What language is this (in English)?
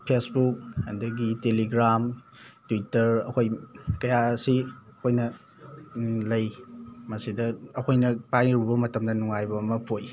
Manipuri